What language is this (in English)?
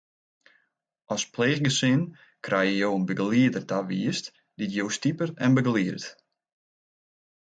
Western Frisian